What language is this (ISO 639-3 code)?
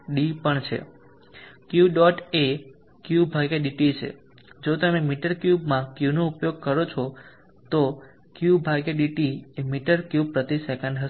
guj